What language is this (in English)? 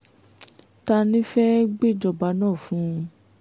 Yoruba